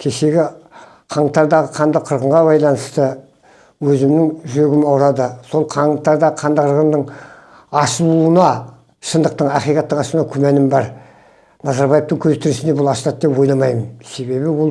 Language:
Turkish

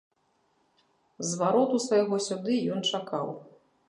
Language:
Belarusian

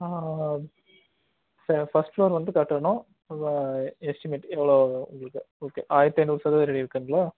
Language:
Tamil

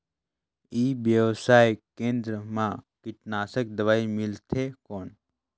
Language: Chhattisgarhi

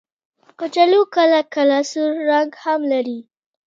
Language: Pashto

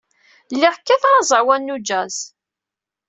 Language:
Kabyle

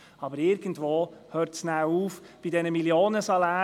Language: Swiss German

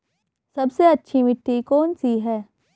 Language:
Hindi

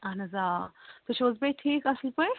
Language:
Kashmiri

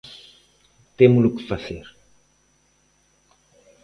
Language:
Galician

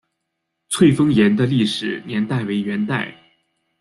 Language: Chinese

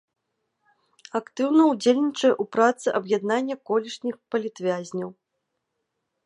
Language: Belarusian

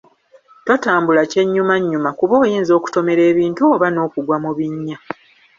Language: Ganda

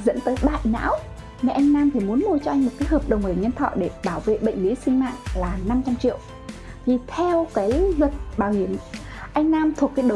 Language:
Vietnamese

